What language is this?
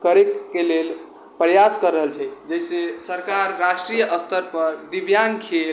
Maithili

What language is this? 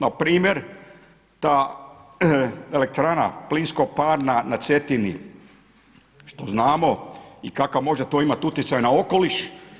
Croatian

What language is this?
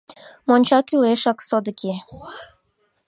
Mari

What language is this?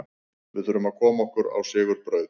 Icelandic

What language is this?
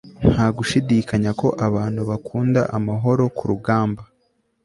Kinyarwanda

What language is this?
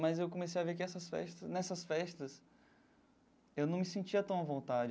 Portuguese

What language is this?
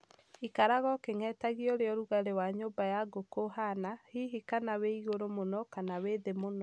Kikuyu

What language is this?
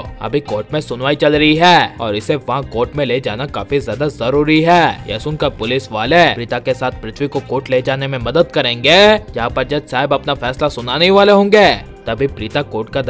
Hindi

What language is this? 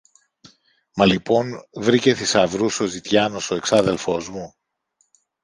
Greek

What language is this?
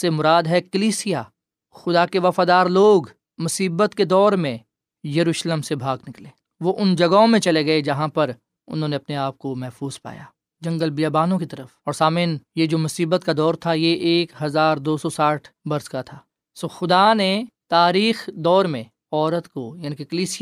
Urdu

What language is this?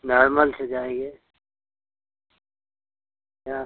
Hindi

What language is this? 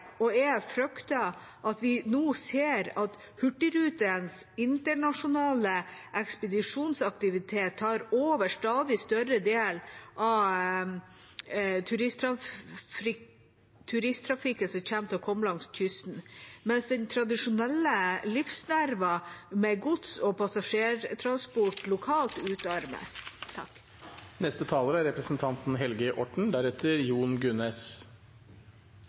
Norwegian Bokmål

